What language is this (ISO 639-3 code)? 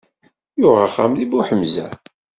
kab